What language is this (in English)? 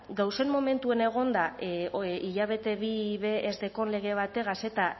Basque